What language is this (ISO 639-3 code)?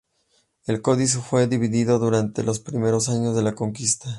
spa